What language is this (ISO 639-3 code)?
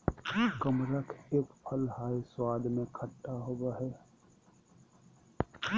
mag